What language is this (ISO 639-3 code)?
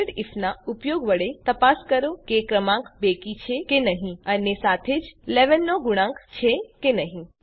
guj